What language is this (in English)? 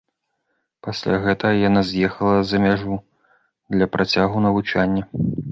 Belarusian